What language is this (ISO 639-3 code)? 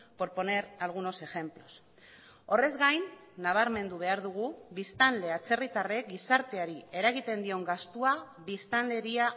eus